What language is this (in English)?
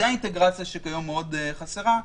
Hebrew